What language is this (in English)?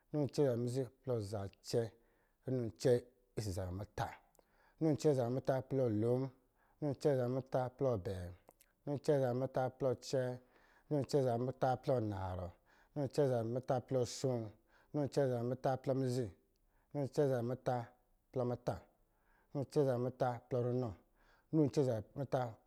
Lijili